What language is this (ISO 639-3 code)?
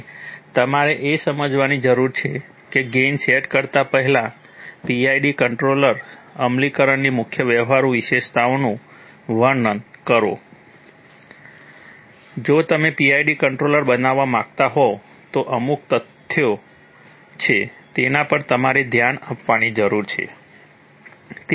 guj